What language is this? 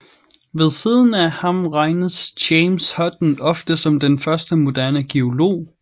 Danish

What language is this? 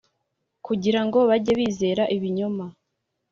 Kinyarwanda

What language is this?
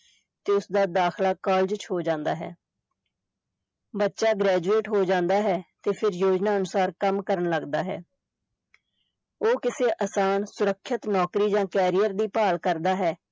Punjabi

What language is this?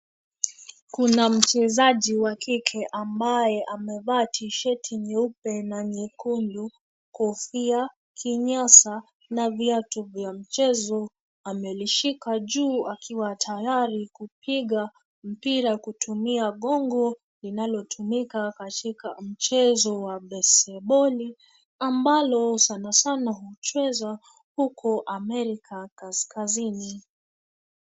Swahili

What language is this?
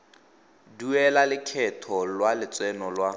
Tswana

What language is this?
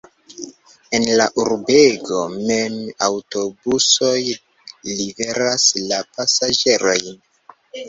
Esperanto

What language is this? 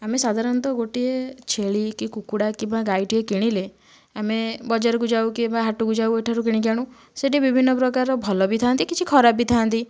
Odia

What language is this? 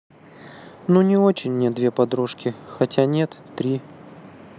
Russian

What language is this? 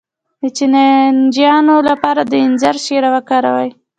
Pashto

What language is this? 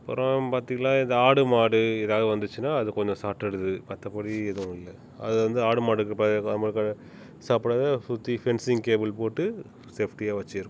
Tamil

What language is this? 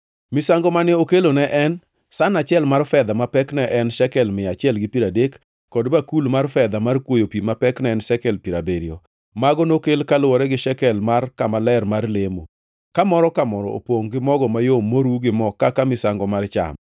Luo (Kenya and Tanzania)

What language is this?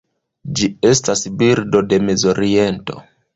Esperanto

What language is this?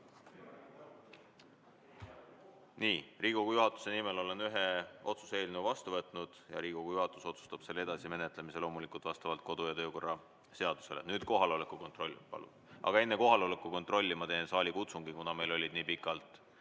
Estonian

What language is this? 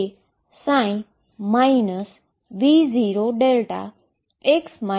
Gujarati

